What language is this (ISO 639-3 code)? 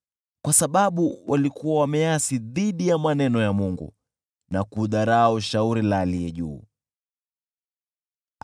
swa